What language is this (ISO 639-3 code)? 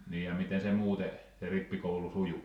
fin